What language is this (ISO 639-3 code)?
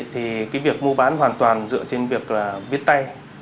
vie